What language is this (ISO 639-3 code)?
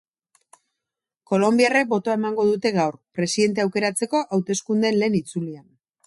eus